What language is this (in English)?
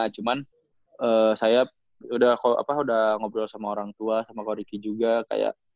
Indonesian